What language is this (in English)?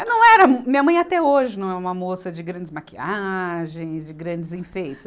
Portuguese